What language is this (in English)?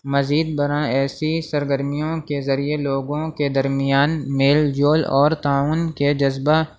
Urdu